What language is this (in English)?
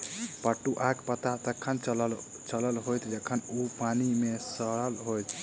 Maithili